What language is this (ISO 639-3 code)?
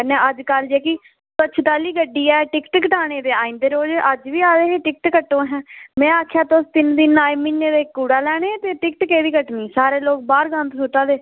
doi